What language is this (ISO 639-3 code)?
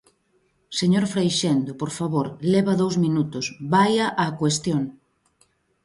glg